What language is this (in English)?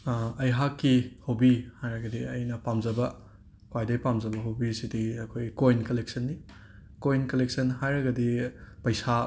Manipuri